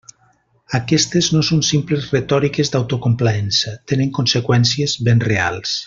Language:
Catalan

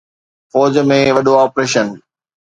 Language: Sindhi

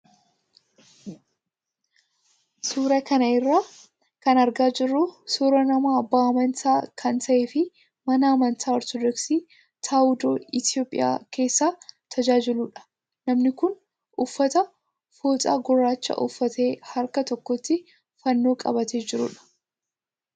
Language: Oromo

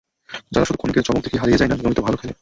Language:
Bangla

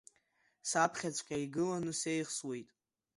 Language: Abkhazian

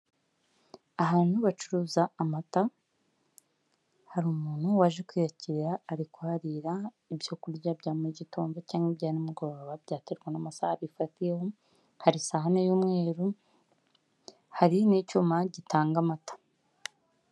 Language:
Kinyarwanda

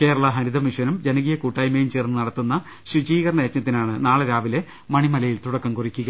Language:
Malayalam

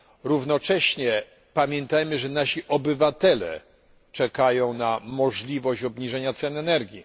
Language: Polish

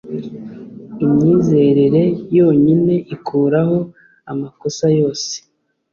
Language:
Kinyarwanda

